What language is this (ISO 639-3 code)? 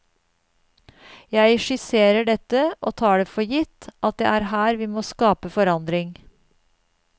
nor